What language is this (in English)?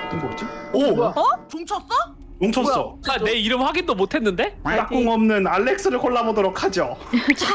Korean